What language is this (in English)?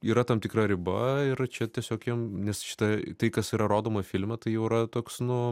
Lithuanian